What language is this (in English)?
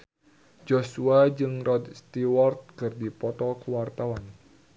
Sundanese